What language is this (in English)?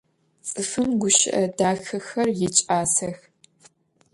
Adyghe